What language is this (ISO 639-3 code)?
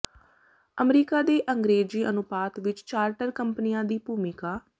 pan